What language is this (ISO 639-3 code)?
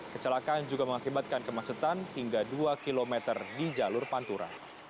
ind